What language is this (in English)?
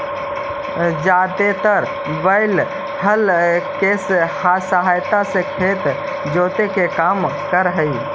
Magahi